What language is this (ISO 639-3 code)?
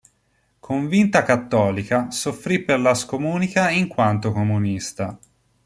ita